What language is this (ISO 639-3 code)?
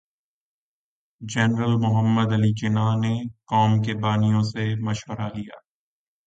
urd